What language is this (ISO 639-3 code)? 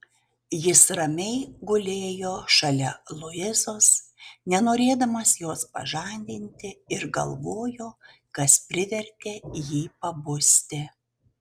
lit